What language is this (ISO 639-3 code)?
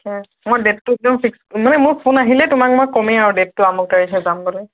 asm